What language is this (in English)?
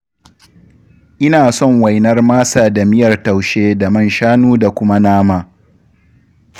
Hausa